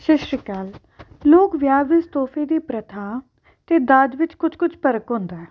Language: Punjabi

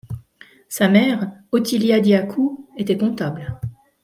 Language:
French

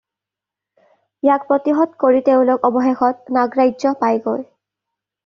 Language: Assamese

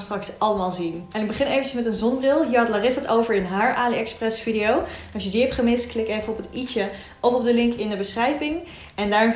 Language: Dutch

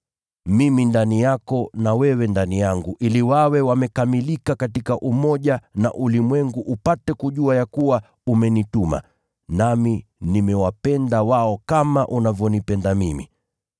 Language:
Swahili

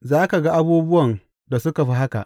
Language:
Hausa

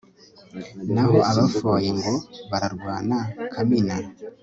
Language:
Kinyarwanda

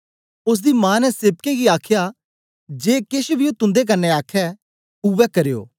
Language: Dogri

